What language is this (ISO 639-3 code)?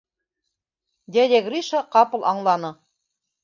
bak